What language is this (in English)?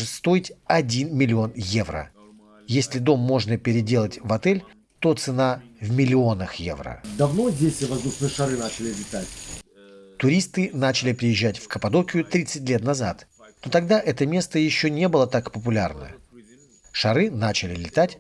Russian